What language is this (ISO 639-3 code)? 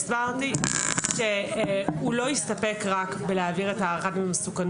heb